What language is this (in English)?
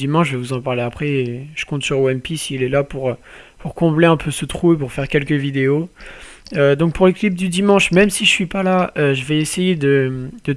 French